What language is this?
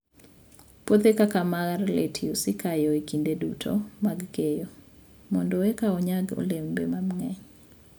Luo (Kenya and Tanzania)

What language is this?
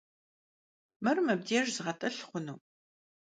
Kabardian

